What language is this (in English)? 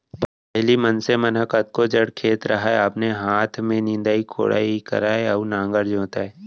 Chhattisgarhi